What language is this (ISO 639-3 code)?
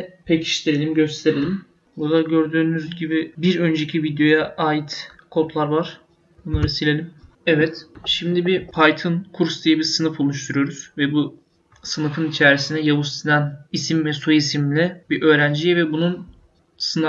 tur